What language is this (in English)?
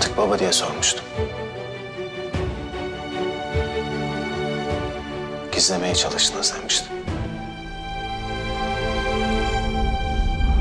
Turkish